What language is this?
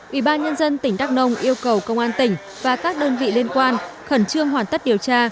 Vietnamese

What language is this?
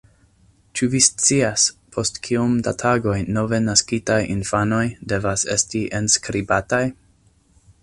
Esperanto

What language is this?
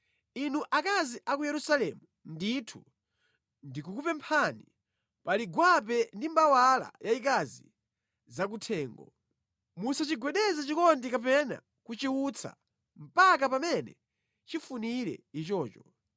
Nyanja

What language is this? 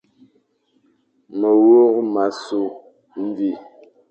Fang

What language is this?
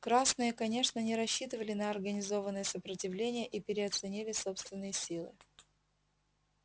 Russian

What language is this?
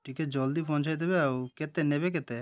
Odia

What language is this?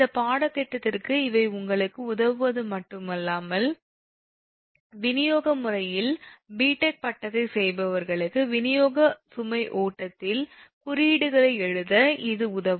Tamil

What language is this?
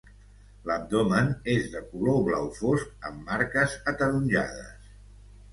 Catalan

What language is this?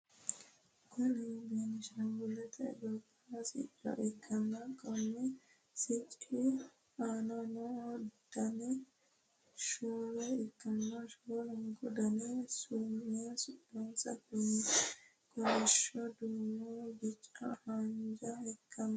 Sidamo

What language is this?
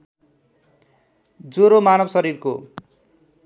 Nepali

